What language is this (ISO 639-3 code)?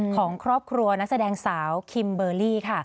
tha